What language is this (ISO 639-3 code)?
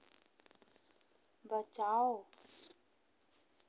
hin